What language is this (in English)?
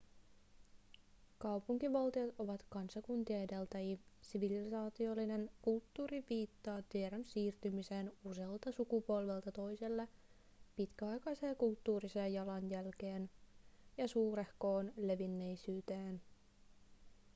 Finnish